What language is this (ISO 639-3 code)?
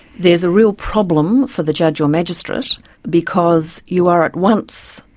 eng